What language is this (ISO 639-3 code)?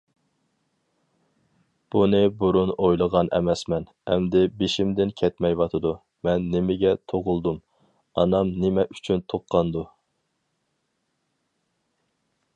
uig